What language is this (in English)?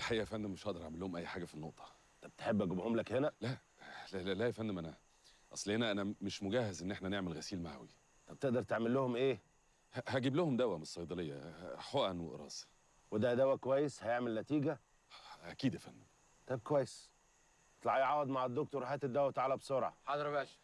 Arabic